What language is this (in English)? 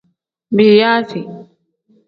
Tem